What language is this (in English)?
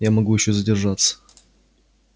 Russian